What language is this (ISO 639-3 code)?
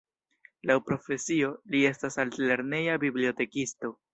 epo